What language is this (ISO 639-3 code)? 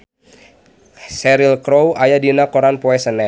sun